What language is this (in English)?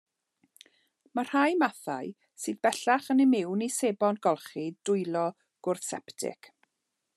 Welsh